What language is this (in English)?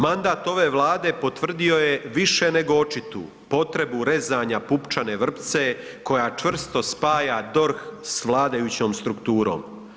Croatian